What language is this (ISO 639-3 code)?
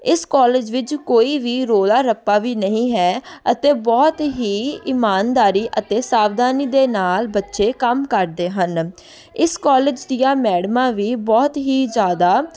pan